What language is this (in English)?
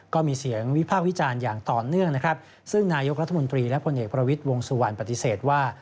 Thai